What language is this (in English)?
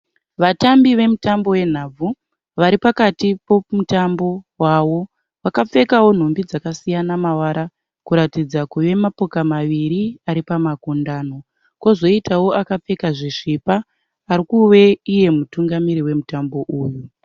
Shona